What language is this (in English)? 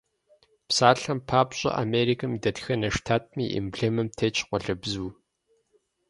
Kabardian